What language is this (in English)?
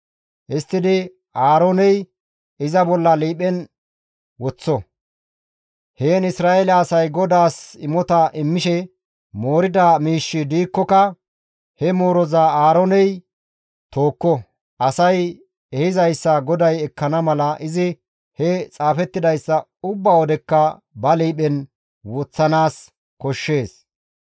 Gamo